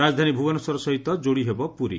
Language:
Odia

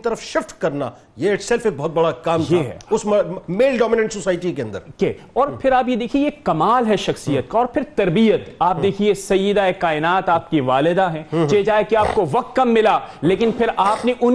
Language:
Urdu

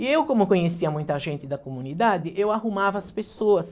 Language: Portuguese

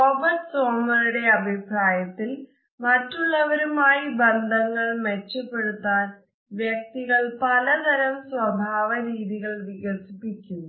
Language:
Malayalam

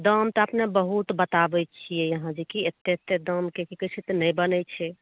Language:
Maithili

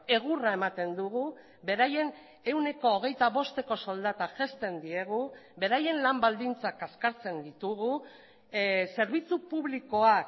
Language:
Basque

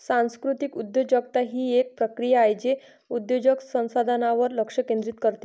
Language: Marathi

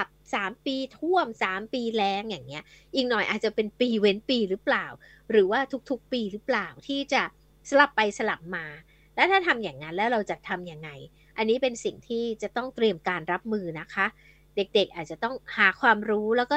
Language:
Thai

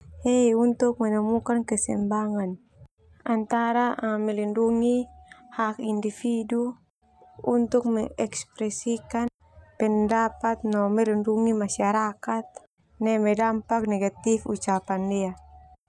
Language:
Termanu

